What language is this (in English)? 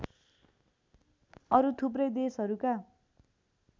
Nepali